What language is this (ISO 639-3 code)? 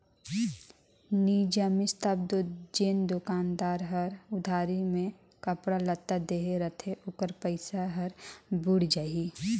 hne